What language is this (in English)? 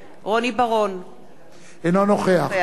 Hebrew